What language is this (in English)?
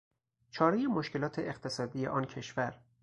Persian